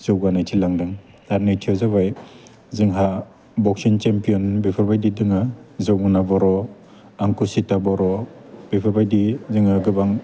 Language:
Bodo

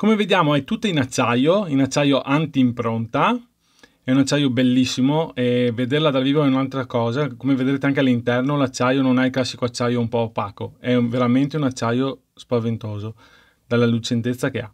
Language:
Italian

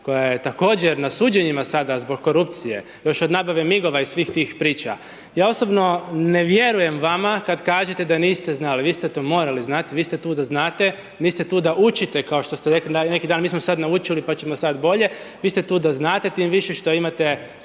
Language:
Croatian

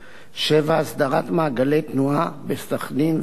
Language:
Hebrew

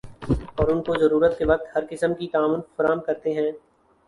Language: Urdu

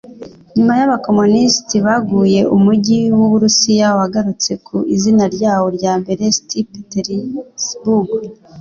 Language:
Kinyarwanda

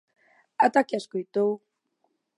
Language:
Galician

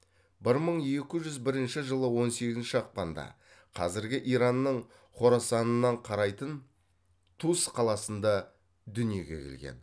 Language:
Kazakh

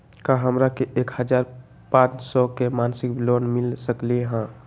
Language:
Magahi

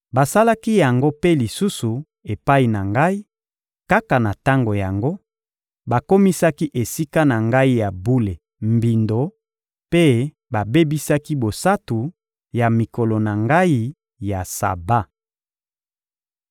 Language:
Lingala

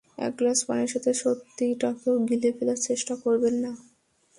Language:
Bangla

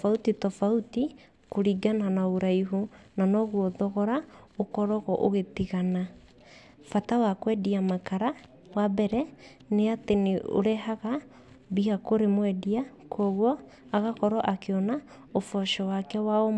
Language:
Kikuyu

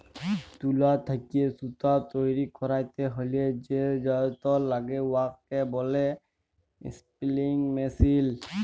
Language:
Bangla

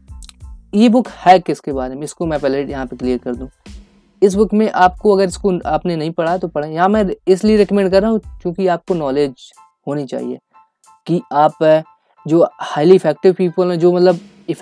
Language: Hindi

